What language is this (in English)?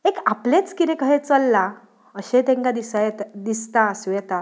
Konkani